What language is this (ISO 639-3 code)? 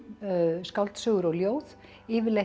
isl